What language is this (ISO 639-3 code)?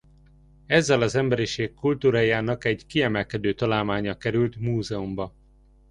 hun